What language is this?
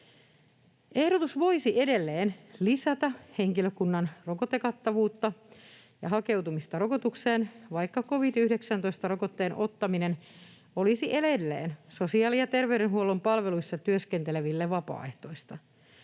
Finnish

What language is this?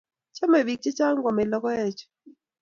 Kalenjin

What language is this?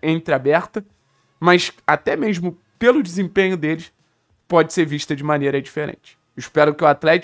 Portuguese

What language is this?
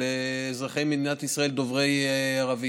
Hebrew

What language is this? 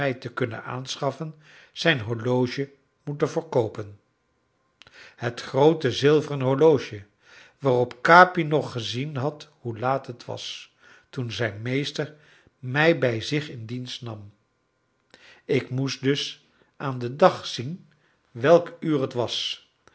Dutch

